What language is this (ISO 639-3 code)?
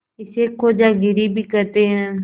hin